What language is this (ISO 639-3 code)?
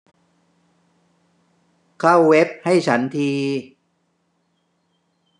tha